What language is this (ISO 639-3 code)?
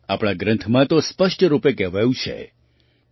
guj